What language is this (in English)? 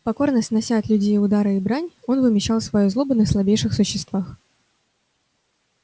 Russian